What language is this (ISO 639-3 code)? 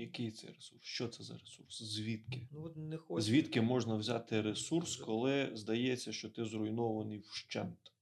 ukr